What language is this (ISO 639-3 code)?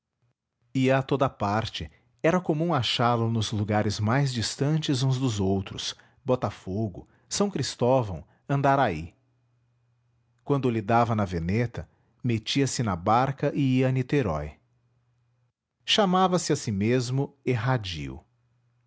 por